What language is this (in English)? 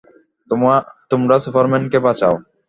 Bangla